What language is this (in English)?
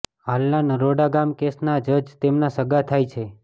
Gujarati